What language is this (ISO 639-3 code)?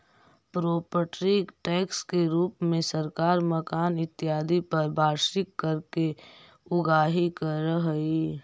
mag